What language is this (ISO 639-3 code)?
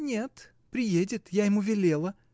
rus